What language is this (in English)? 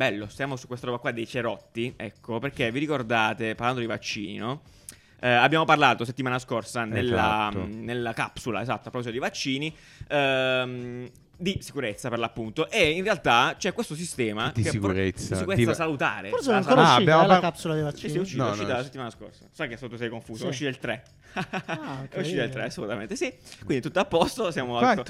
Italian